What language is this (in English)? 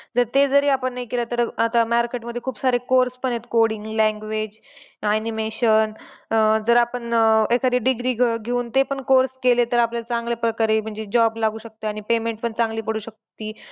Marathi